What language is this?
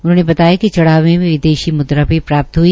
Hindi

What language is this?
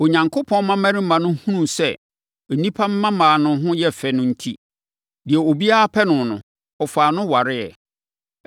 Akan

